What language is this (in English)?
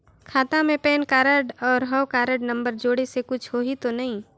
Chhattisgarhi